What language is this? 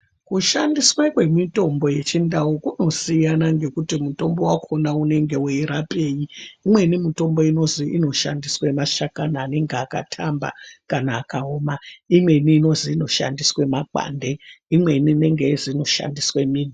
Ndau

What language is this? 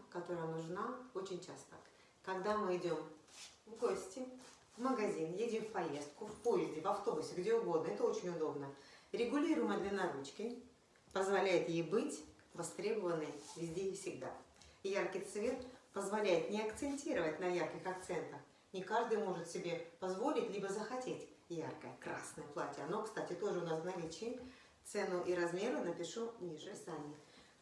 Russian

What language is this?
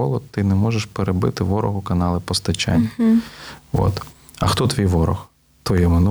Ukrainian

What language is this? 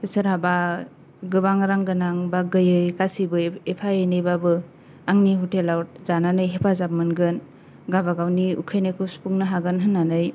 Bodo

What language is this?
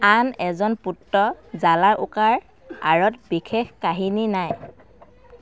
Assamese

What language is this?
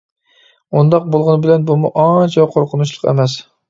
Uyghur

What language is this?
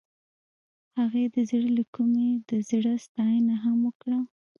Pashto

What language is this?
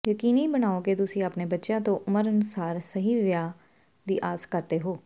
Punjabi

